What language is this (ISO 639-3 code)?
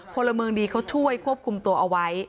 tha